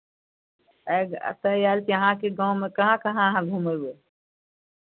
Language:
Maithili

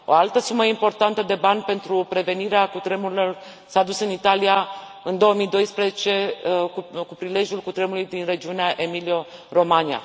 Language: Romanian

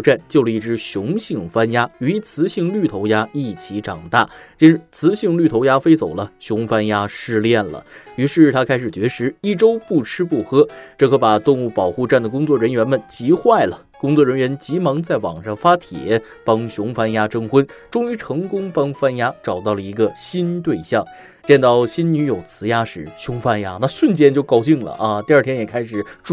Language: Chinese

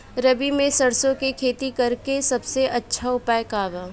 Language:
Bhojpuri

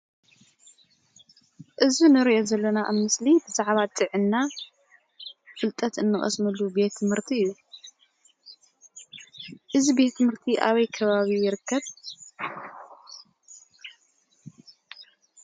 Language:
Tigrinya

